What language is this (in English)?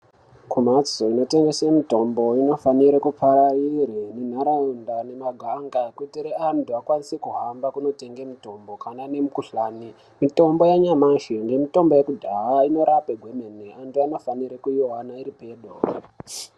Ndau